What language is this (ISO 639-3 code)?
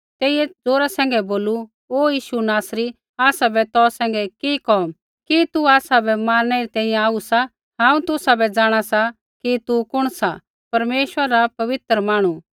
kfx